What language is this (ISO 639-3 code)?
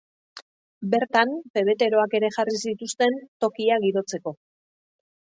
eus